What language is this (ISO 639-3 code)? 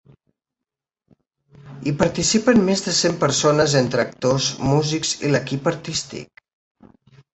cat